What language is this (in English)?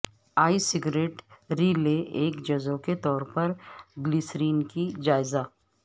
Urdu